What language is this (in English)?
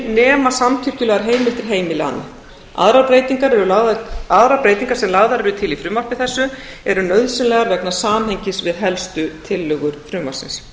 Icelandic